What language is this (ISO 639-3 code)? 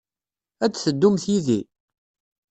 kab